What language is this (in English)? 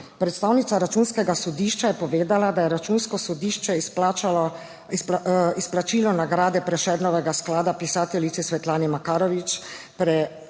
Slovenian